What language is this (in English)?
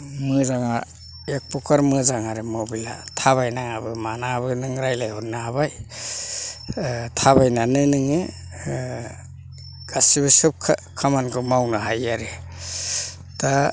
Bodo